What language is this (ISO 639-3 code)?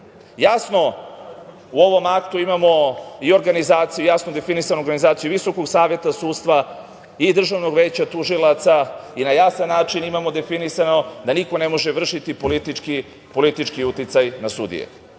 srp